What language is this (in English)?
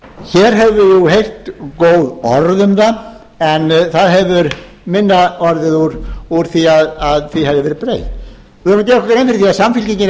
Icelandic